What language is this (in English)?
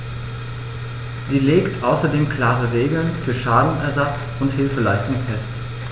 German